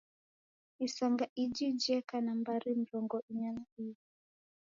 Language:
Taita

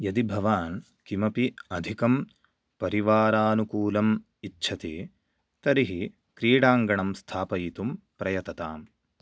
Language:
Sanskrit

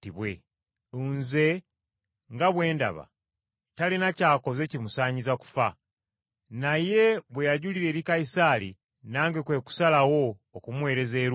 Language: Ganda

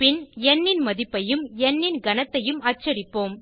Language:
Tamil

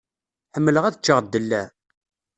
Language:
Kabyle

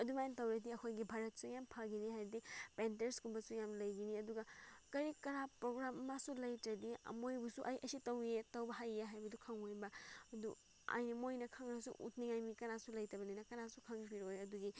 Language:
Manipuri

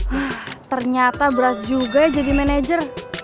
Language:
Indonesian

